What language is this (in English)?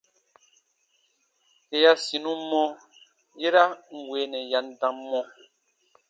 Baatonum